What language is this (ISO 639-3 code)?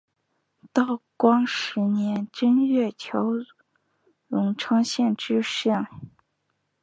zho